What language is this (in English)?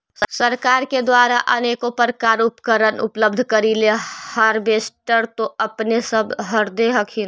Magahi